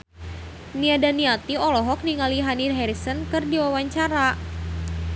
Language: Sundanese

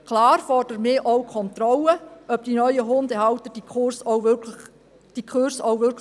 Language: Swiss German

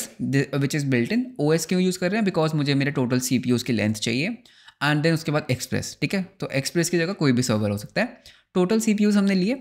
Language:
Hindi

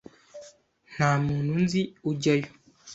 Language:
Kinyarwanda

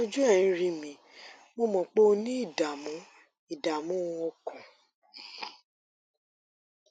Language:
Yoruba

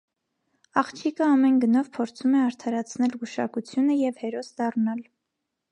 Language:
Armenian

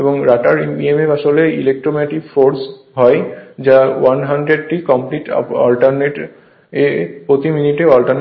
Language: Bangla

